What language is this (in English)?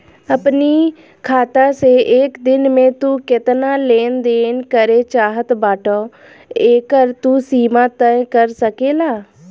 Bhojpuri